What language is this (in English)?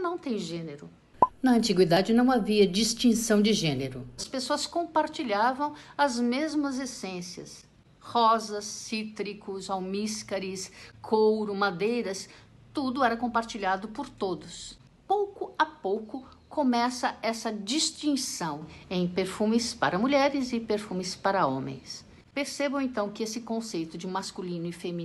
Portuguese